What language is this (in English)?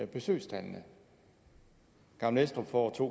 Danish